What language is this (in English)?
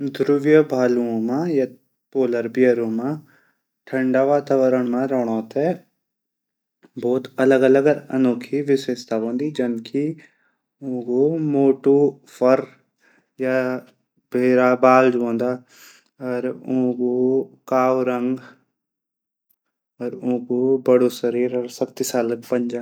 Garhwali